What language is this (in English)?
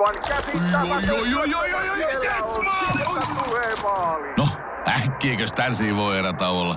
Finnish